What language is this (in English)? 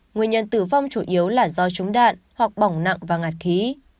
Vietnamese